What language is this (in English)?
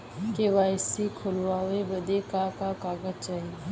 Bhojpuri